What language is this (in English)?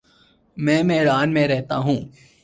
Urdu